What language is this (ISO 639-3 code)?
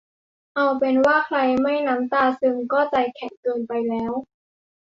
tha